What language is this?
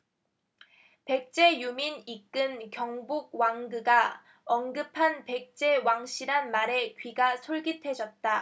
Korean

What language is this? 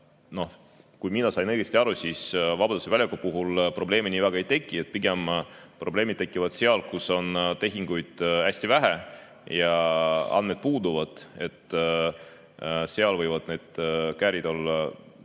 Estonian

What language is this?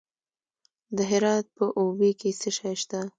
Pashto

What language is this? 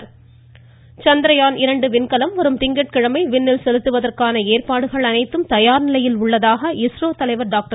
Tamil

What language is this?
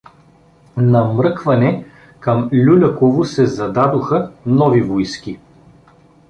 Bulgarian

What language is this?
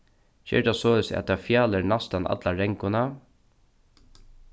Faroese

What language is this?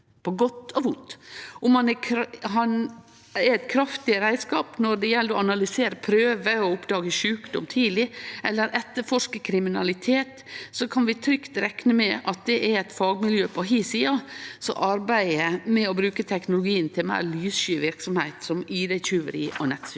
Norwegian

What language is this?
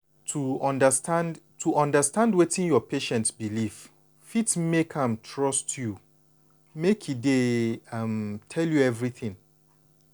Nigerian Pidgin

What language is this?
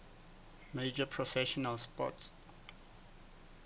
Southern Sotho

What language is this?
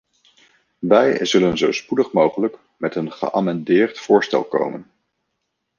Dutch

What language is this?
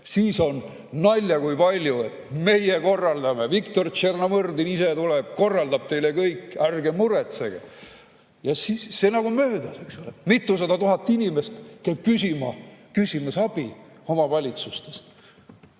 Estonian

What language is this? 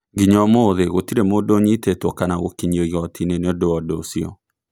Kikuyu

